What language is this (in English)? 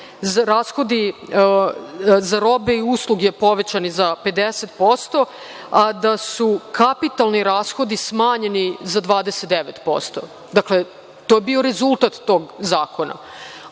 Serbian